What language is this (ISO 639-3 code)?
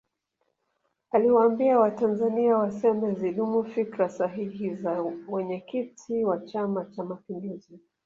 swa